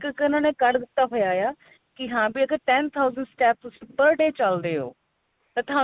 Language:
Punjabi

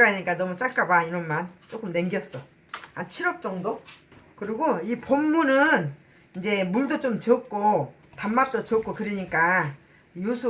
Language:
Korean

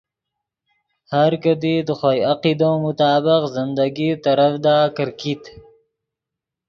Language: Yidgha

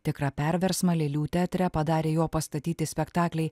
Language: Lithuanian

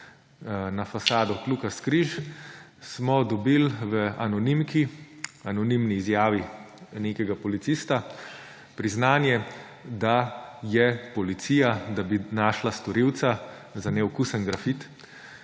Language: Slovenian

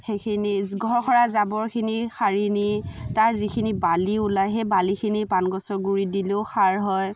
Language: Assamese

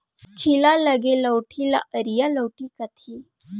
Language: Chhattisgarhi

